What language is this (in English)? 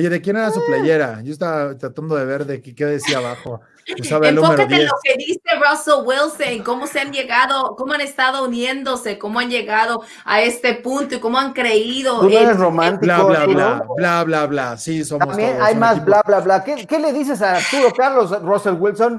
Spanish